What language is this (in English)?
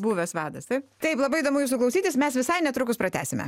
Lithuanian